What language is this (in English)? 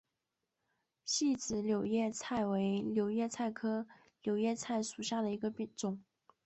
Chinese